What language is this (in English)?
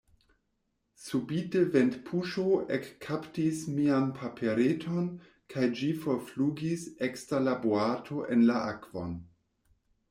Esperanto